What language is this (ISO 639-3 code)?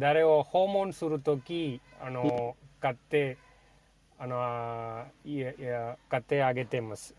jpn